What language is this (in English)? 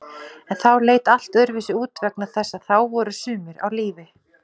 Icelandic